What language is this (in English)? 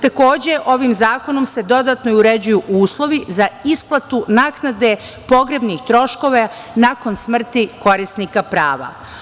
Serbian